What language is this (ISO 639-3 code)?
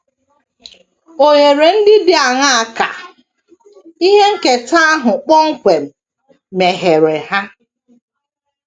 ibo